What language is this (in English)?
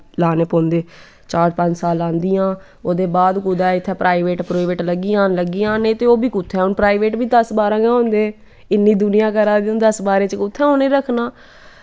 Dogri